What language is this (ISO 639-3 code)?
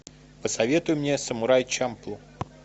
rus